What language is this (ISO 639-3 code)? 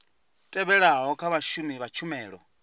ven